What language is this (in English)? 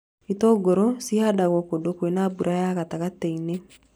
Kikuyu